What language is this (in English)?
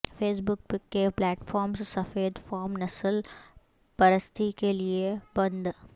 Urdu